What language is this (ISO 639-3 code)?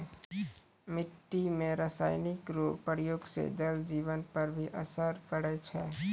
mai